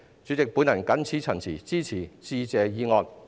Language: Cantonese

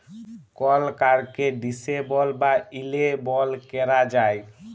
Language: Bangla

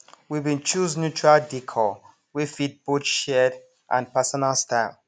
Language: Nigerian Pidgin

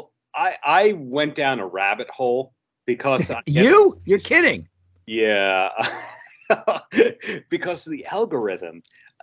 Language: English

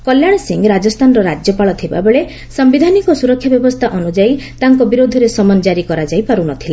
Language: Odia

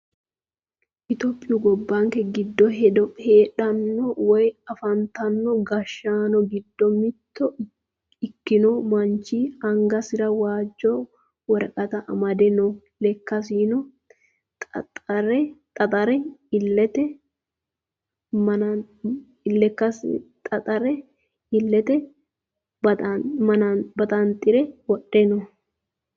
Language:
Sidamo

